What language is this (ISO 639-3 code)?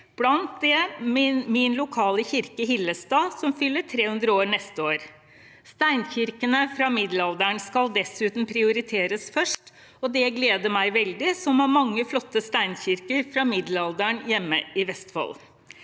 nor